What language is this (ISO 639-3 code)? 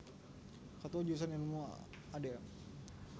jav